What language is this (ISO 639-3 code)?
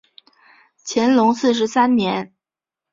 zho